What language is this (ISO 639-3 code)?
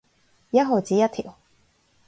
yue